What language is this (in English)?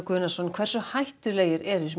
Icelandic